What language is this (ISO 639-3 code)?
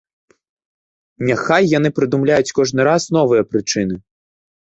bel